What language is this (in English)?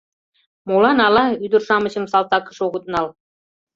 Mari